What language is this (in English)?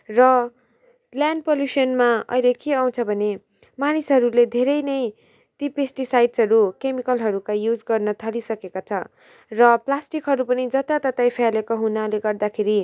Nepali